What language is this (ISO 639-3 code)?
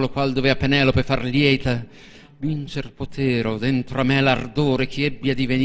ita